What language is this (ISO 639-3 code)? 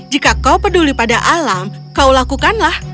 ind